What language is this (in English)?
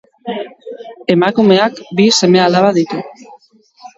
Basque